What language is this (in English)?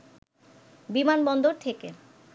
Bangla